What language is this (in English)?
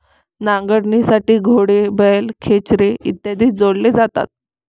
Marathi